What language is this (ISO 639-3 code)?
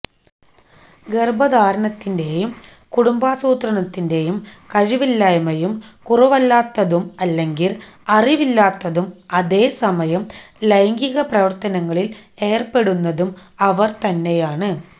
mal